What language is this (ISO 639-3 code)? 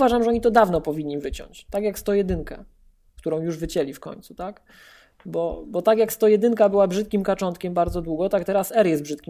pol